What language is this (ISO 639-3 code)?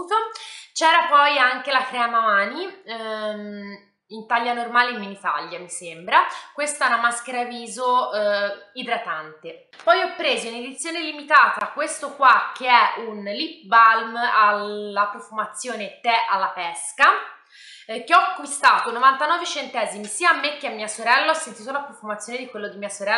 ita